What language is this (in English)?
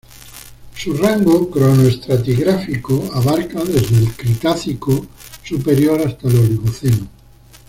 Spanish